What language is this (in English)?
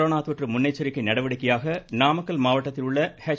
Tamil